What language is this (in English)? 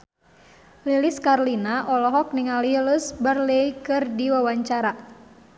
Sundanese